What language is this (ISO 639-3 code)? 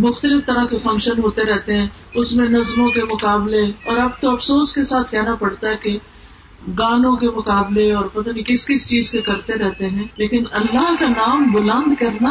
urd